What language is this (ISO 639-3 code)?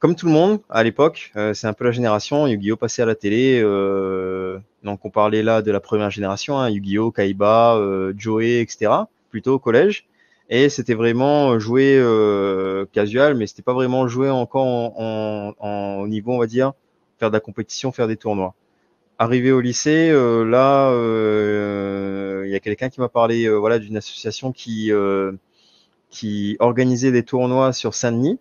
fra